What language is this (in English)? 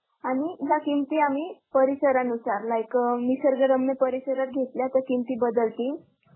Marathi